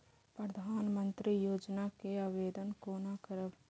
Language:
Maithili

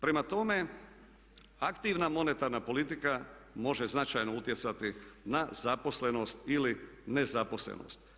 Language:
Croatian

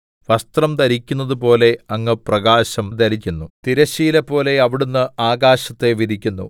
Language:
Malayalam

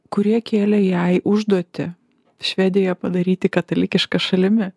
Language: Lithuanian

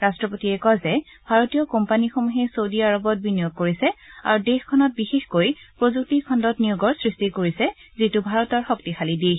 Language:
Assamese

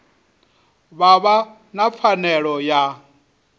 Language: Venda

